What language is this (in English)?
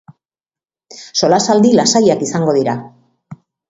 Basque